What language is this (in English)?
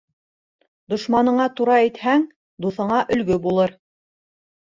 Bashkir